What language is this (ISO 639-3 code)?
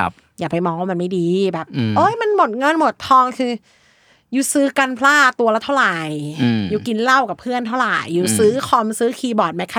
tha